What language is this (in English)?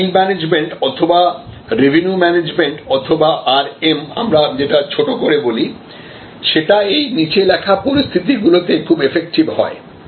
Bangla